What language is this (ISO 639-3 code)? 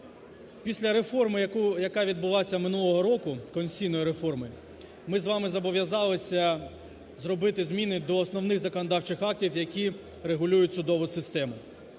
ukr